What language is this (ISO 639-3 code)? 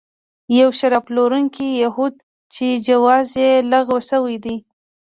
pus